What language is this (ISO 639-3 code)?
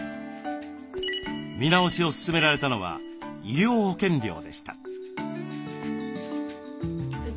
jpn